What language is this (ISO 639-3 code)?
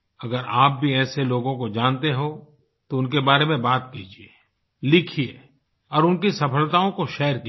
hin